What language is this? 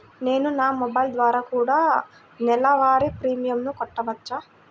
Telugu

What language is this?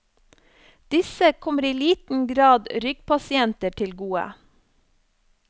Norwegian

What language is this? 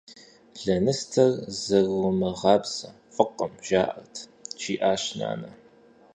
Kabardian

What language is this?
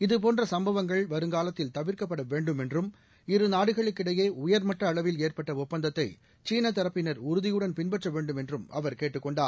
Tamil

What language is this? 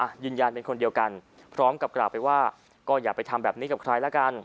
Thai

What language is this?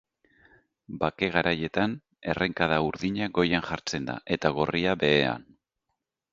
Basque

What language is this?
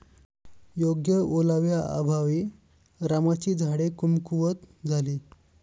Marathi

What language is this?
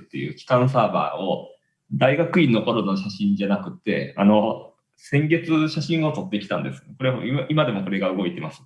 Japanese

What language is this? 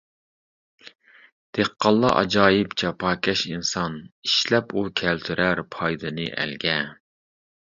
Uyghur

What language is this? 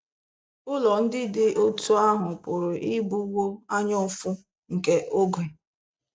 Igbo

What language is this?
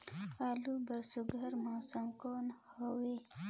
Chhattisgarhi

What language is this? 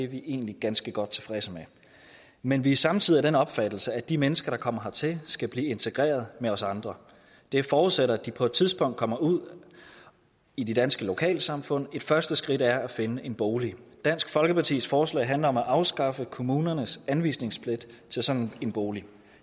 Danish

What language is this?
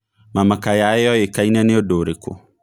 Kikuyu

